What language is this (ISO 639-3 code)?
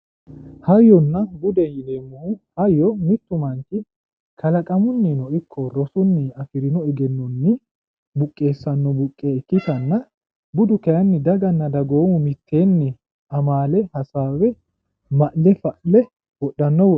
sid